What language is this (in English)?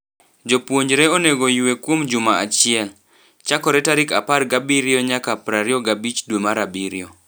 Luo (Kenya and Tanzania)